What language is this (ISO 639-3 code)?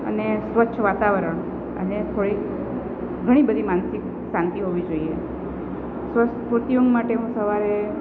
guj